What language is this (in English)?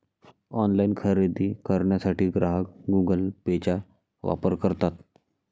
Marathi